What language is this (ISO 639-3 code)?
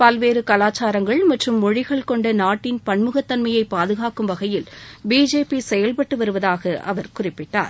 tam